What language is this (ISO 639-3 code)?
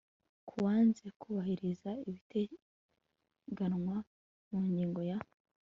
kin